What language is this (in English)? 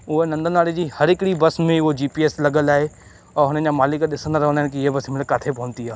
Sindhi